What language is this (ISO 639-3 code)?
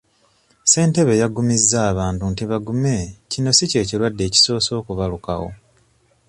lug